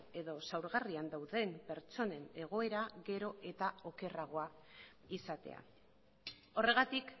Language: Basque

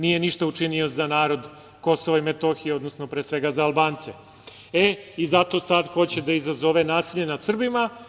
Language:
Serbian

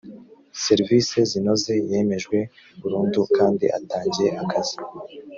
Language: Kinyarwanda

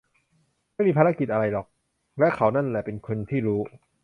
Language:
Thai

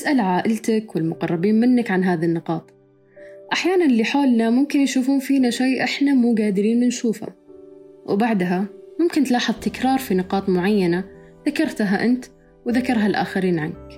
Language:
Arabic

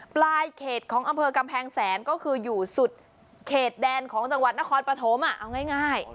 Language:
Thai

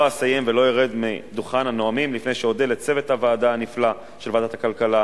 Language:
Hebrew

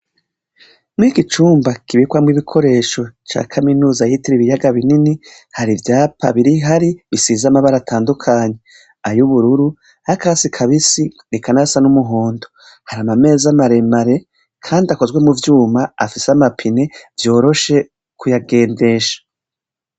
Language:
Rundi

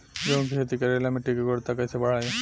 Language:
Bhojpuri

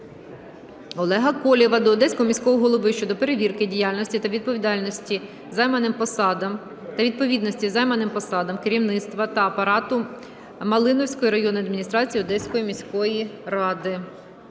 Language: Ukrainian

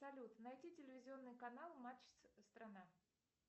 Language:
Russian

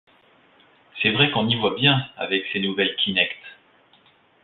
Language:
French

